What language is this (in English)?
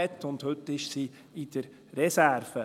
Swiss German